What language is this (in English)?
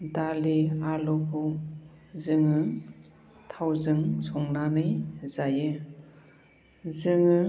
Bodo